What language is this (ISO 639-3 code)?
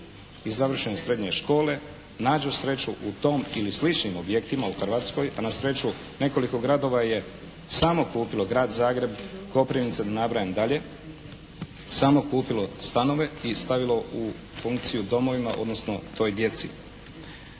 hrv